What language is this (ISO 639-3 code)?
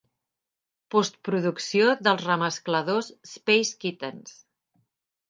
cat